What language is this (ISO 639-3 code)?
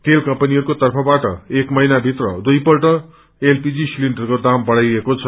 nep